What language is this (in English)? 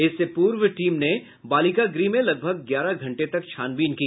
Hindi